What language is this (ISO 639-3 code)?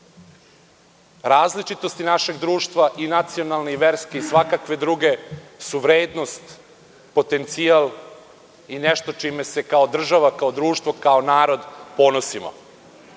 srp